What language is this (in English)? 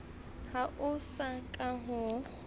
Southern Sotho